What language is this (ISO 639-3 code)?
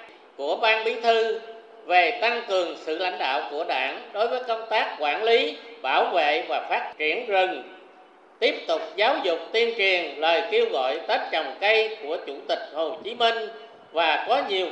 vie